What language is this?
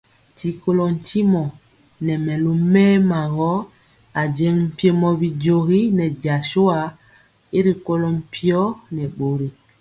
Mpiemo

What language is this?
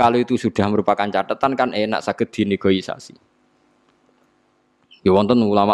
Indonesian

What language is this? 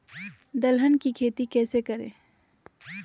Magahi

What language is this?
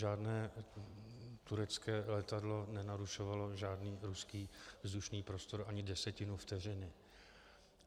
Czech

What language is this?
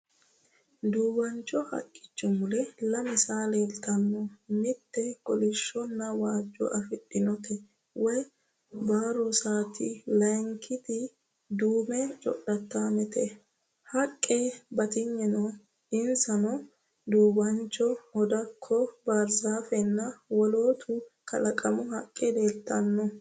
Sidamo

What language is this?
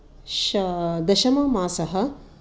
Sanskrit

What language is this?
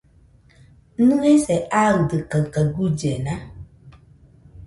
Nüpode Huitoto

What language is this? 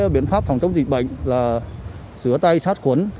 Vietnamese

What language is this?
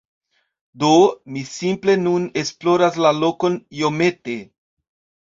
Esperanto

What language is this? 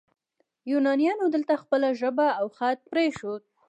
Pashto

